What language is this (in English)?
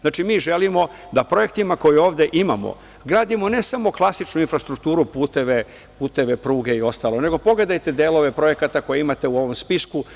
Serbian